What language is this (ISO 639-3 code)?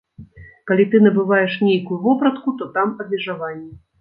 bel